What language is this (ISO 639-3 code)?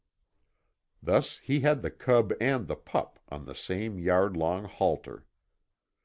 eng